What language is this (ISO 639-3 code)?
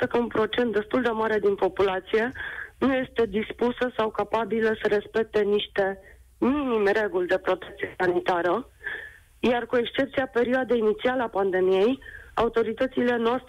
ron